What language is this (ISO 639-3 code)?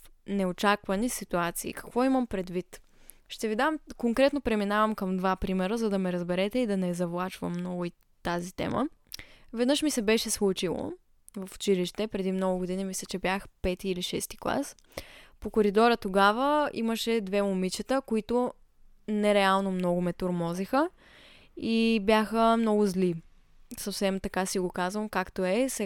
bul